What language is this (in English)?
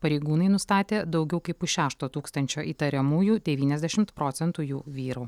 Lithuanian